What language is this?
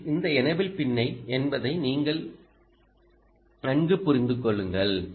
Tamil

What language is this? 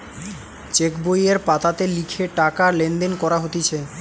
Bangla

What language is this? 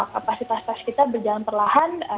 Indonesian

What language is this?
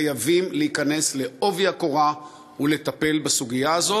Hebrew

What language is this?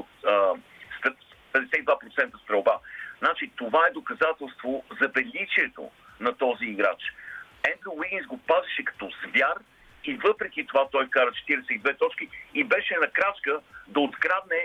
Bulgarian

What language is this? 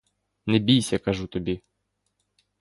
Ukrainian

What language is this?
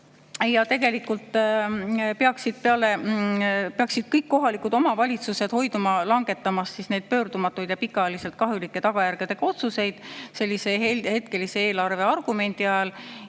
Estonian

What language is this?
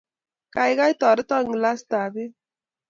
Kalenjin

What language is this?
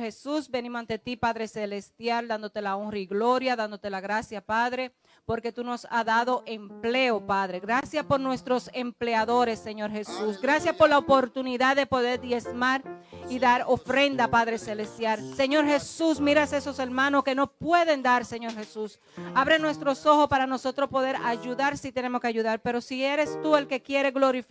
Spanish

